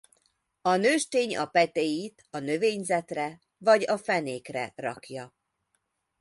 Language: Hungarian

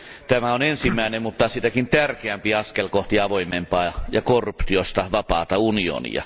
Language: Finnish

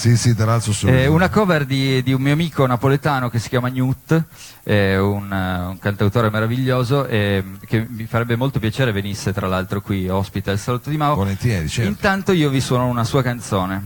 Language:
Italian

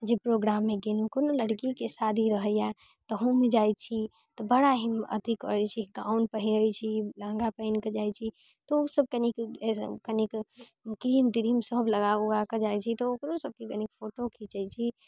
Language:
Maithili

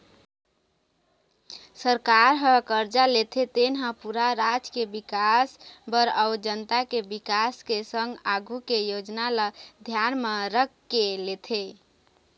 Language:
Chhattisgarhi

